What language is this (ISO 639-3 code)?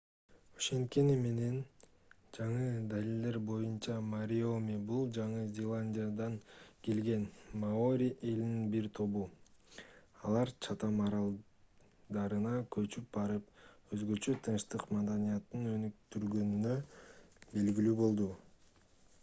kir